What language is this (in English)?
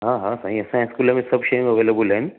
Sindhi